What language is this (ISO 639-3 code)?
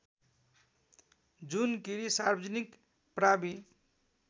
nep